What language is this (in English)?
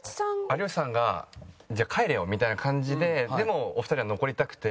Japanese